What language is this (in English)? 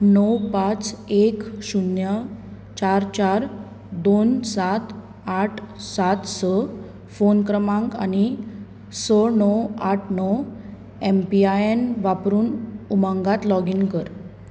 Konkani